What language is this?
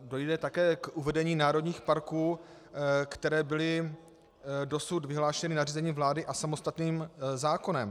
Czech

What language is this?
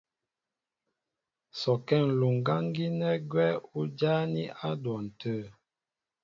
Mbo (Cameroon)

